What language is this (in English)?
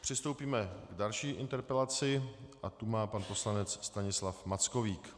Czech